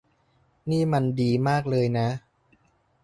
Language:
Thai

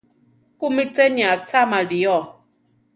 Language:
Central Tarahumara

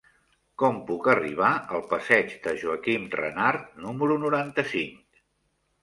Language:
Catalan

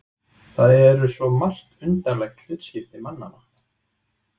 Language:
Icelandic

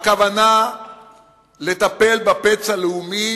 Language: Hebrew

